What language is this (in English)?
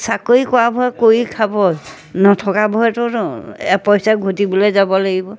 Assamese